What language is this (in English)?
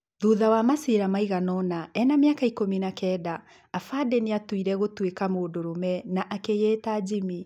Kikuyu